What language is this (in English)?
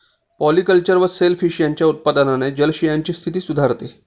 Marathi